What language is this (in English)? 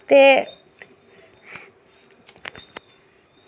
Dogri